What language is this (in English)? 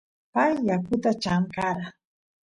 Santiago del Estero Quichua